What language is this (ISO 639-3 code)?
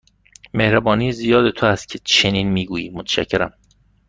fas